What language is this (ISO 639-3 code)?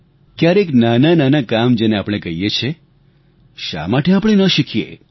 guj